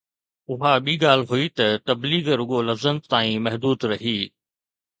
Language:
Sindhi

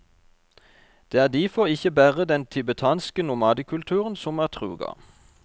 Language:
Norwegian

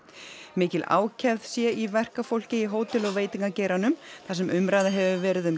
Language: Icelandic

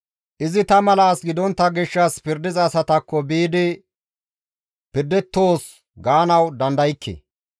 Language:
Gamo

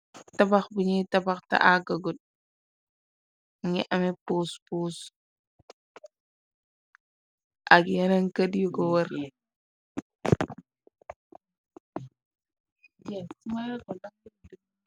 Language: Wolof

